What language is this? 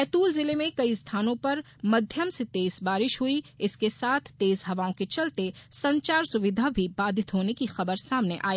Hindi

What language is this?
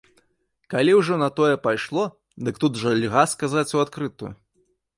Belarusian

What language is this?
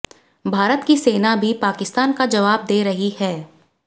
Hindi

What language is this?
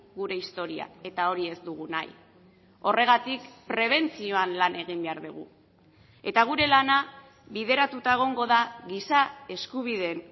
Basque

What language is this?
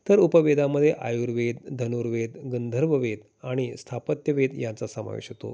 Marathi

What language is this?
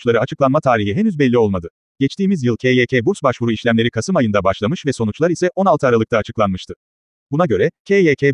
Turkish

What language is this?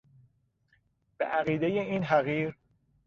Persian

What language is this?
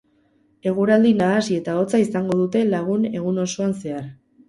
Basque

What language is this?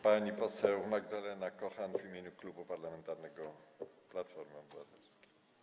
Polish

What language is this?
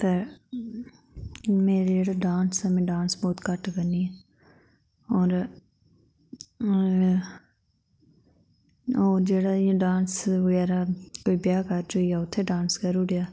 Dogri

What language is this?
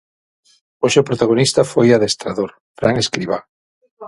Galician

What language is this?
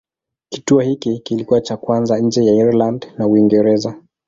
Swahili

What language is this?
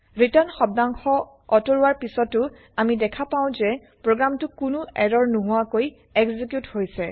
Assamese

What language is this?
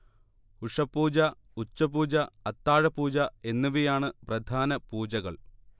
Malayalam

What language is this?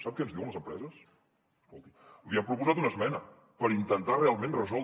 Catalan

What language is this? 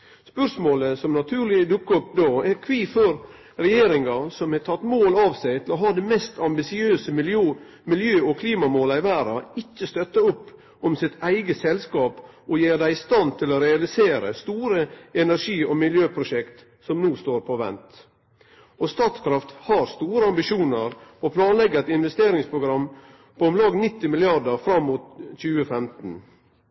Norwegian Nynorsk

